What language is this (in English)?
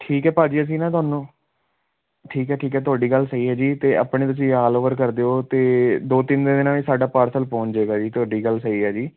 Punjabi